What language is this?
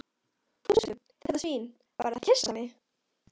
Icelandic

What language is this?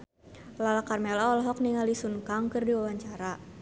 Sundanese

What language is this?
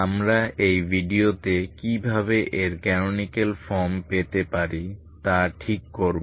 Bangla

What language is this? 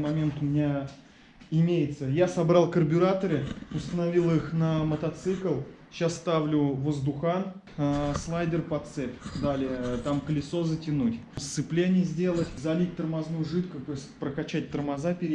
Russian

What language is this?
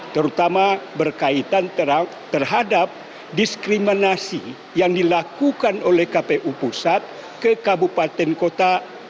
Indonesian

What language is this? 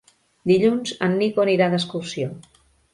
Catalan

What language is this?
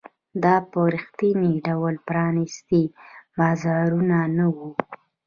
Pashto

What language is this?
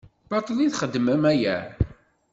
Kabyle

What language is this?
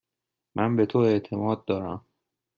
Persian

